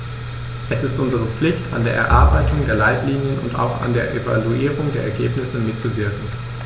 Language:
German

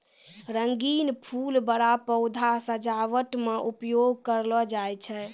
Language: Maithili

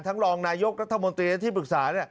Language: Thai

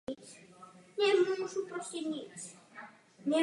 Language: Czech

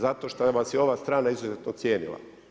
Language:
Croatian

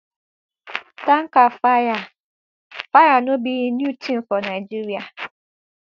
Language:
Nigerian Pidgin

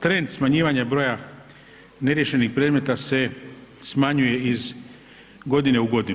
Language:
Croatian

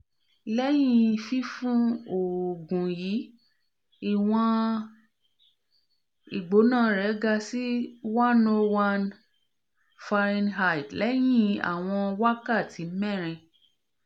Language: Yoruba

